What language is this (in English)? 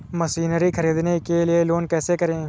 Hindi